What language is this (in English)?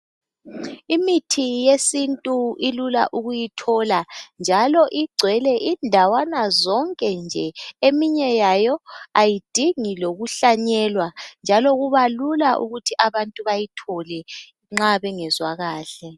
North Ndebele